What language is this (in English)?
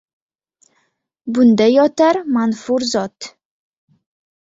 Uzbek